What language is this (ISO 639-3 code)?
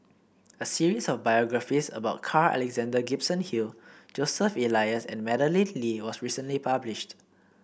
eng